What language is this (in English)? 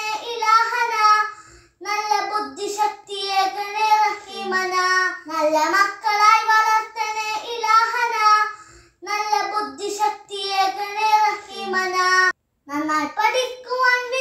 Romanian